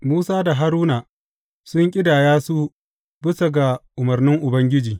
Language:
Hausa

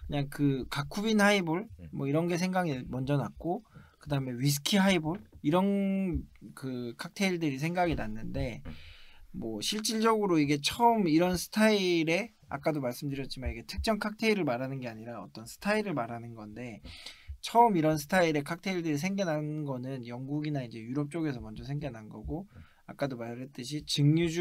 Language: Korean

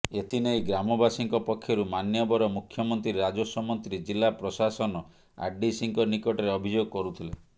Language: Odia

